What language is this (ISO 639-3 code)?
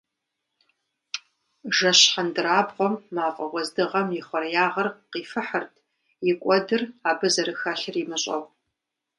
kbd